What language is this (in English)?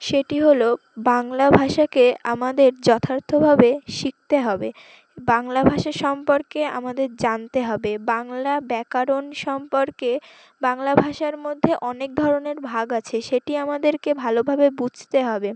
Bangla